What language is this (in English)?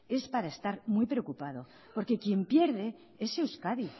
Spanish